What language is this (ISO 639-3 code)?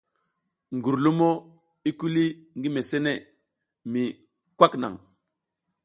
giz